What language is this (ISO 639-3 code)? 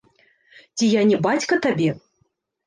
bel